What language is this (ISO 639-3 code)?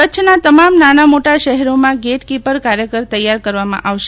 guj